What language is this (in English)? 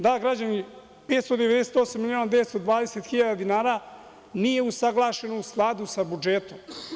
Serbian